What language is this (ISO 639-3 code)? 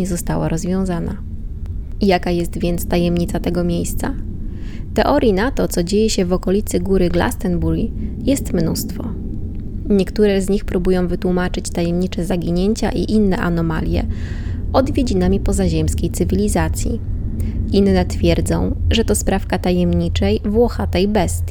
pol